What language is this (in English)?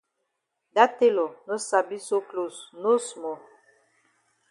Cameroon Pidgin